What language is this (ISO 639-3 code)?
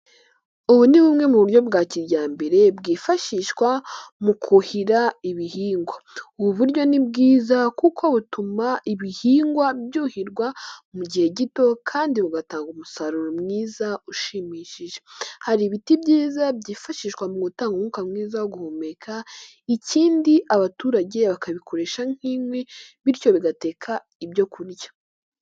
kin